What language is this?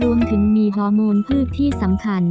Thai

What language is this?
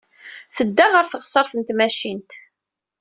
Kabyle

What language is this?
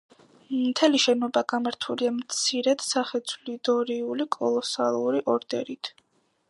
Georgian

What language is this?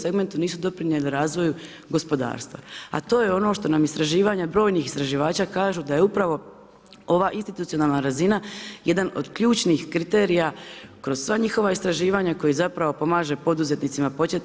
Croatian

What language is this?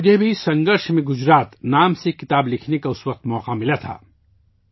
Urdu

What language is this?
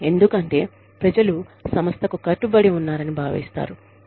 Telugu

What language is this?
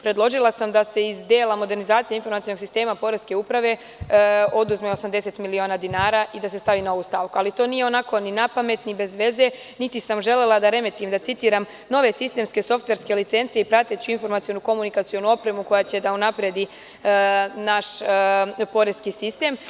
Serbian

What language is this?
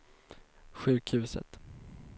Swedish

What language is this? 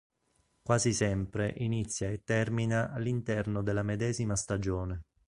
Italian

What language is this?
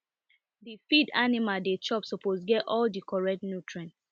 Nigerian Pidgin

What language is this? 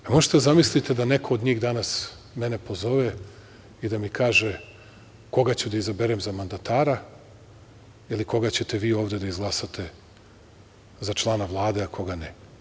Serbian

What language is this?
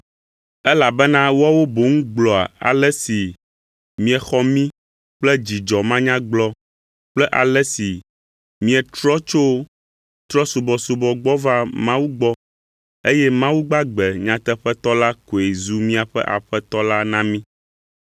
Ewe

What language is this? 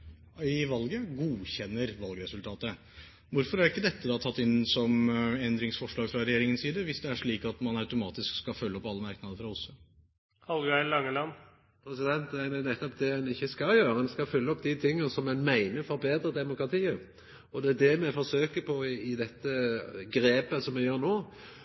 Norwegian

